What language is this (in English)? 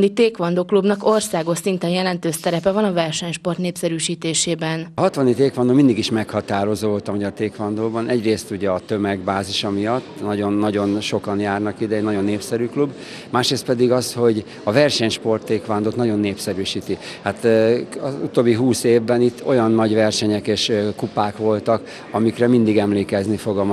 Hungarian